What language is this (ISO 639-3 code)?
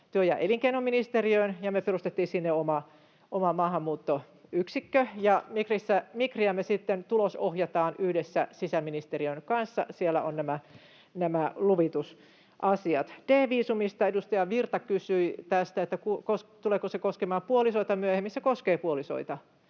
fin